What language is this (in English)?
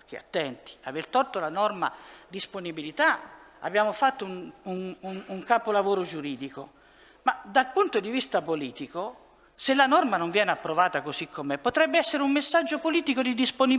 Italian